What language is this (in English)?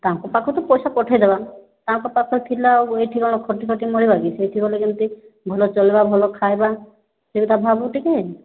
Odia